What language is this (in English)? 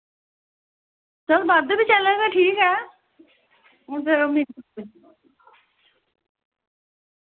Dogri